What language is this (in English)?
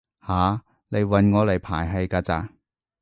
Cantonese